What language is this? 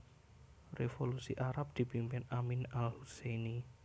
Javanese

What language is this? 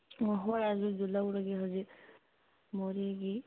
Manipuri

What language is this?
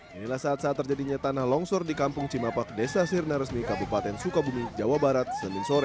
Indonesian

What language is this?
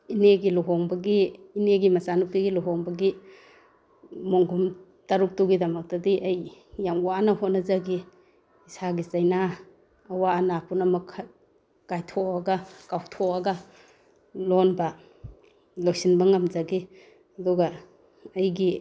Manipuri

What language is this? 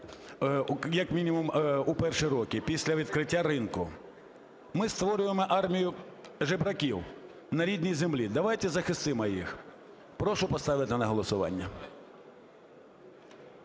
Ukrainian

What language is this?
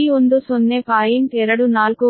Kannada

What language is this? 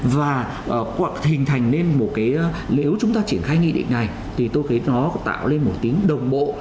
Vietnamese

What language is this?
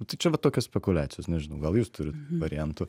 Lithuanian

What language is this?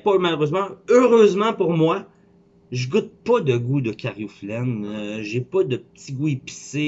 French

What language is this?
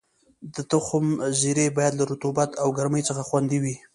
Pashto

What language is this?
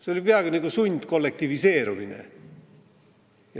Estonian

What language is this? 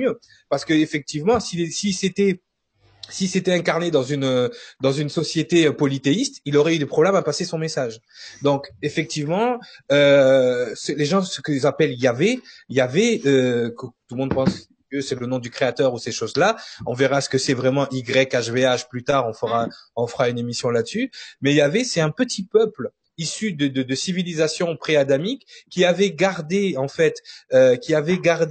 French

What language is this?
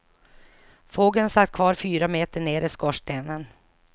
Swedish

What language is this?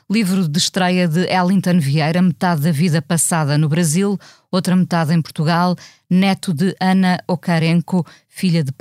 Portuguese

